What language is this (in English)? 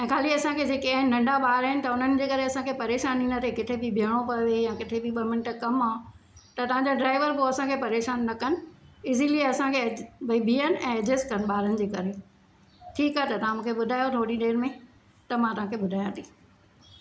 Sindhi